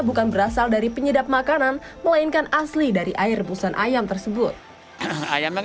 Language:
Indonesian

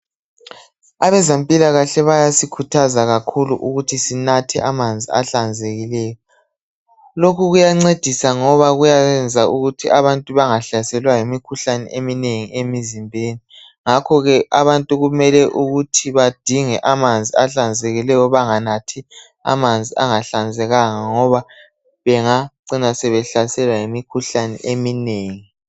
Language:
North Ndebele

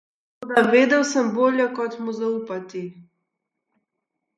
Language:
Slovenian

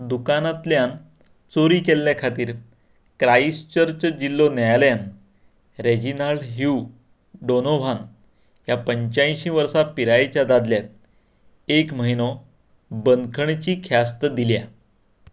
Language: Konkani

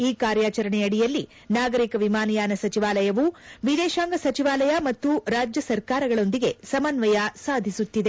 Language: Kannada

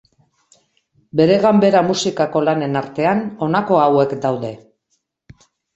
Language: Basque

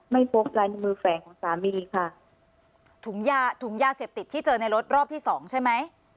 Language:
Thai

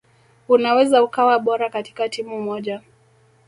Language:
Swahili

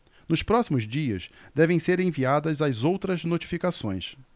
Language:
Portuguese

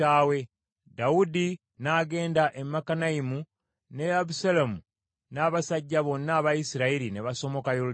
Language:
Ganda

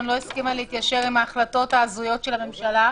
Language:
Hebrew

